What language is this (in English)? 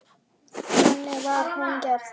Icelandic